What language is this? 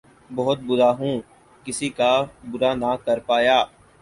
Urdu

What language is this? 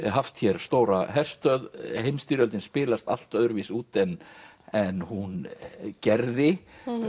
Icelandic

